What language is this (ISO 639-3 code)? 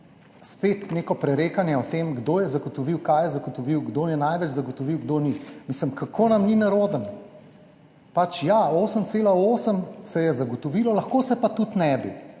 slv